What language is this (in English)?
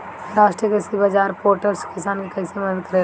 Bhojpuri